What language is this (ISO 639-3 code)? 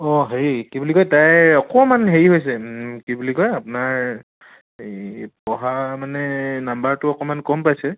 asm